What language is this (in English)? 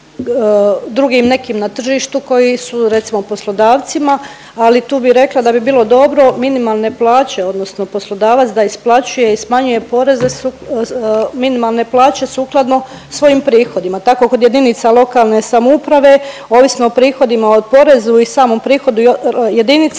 Croatian